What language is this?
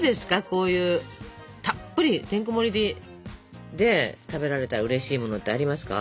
Japanese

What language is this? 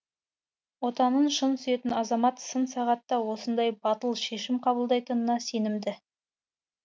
Kazakh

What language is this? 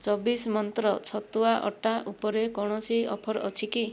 Odia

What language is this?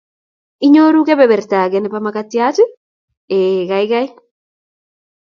Kalenjin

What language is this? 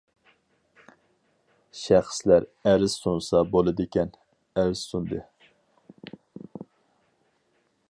Uyghur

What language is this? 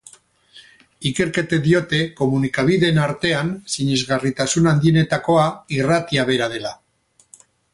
Basque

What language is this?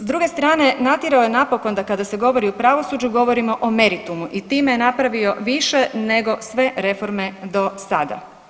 Croatian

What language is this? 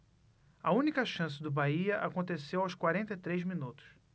Portuguese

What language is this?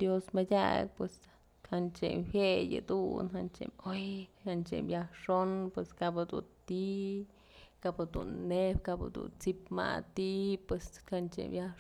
Mazatlán Mixe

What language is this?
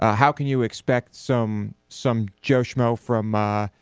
English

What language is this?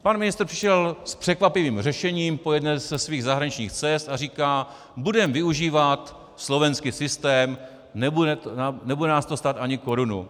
Czech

